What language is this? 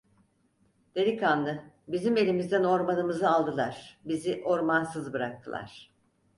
Turkish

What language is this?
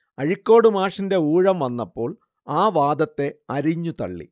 Malayalam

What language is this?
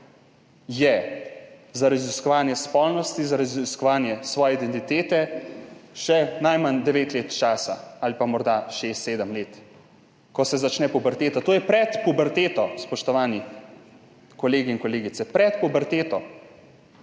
Slovenian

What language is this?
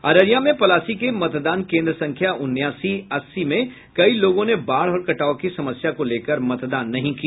Hindi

